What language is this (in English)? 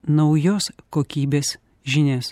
Lithuanian